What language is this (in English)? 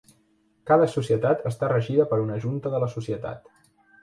Catalan